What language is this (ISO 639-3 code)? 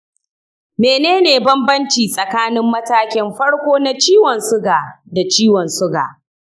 hau